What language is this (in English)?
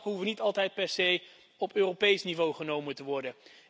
Dutch